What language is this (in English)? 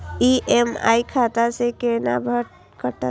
Maithili